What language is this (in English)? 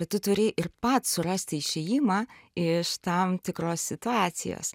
Lithuanian